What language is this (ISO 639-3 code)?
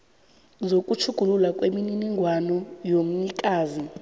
nbl